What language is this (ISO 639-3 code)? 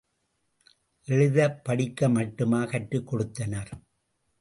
tam